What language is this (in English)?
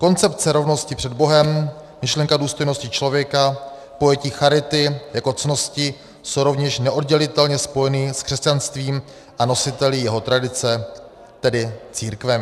Czech